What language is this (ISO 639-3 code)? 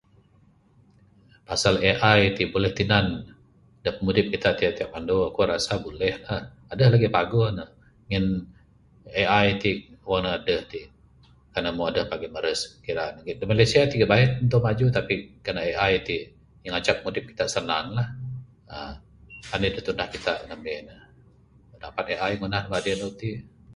sdo